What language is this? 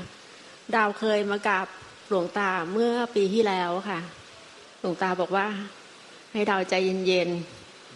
Thai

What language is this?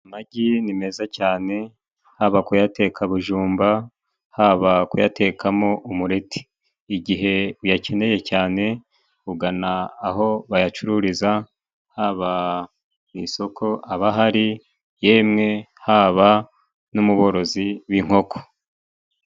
Kinyarwanda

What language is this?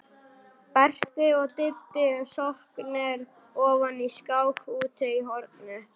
Icelandic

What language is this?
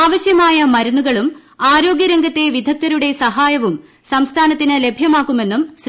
Malayalam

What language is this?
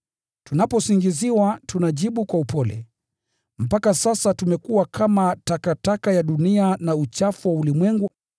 Swahili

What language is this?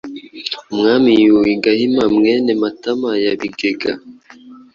Kinyarwanda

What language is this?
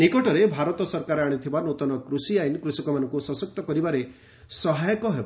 Odia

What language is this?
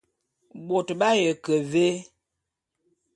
Bulu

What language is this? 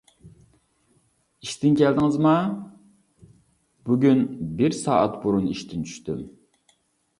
Uyghur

